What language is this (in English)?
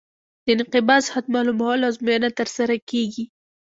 Pashto